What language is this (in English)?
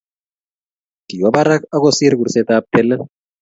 Kalenjin